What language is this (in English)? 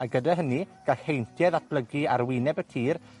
Welsh